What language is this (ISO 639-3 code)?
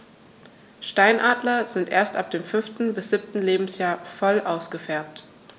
deu